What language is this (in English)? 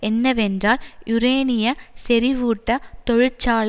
Tamil